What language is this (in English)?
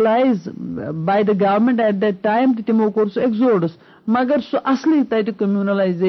Urdu